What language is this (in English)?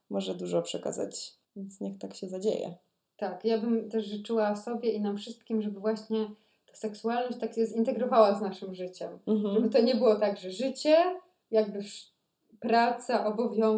Polish